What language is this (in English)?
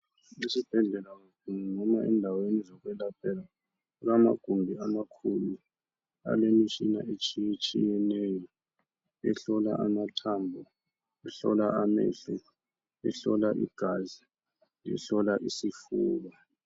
North Ndebele